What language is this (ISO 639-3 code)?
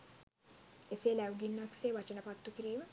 sin